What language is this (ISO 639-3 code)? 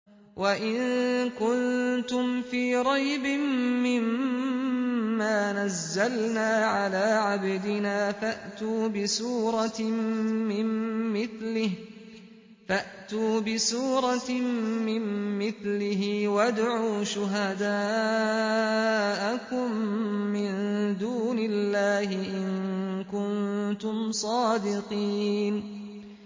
ara